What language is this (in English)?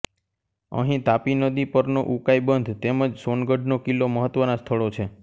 Gujarati